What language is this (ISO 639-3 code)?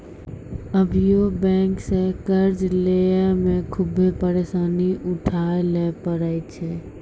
mai